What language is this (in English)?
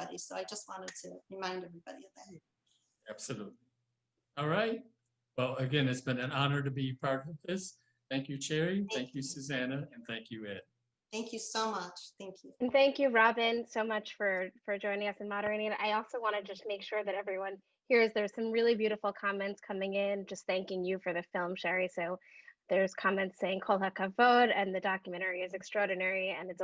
English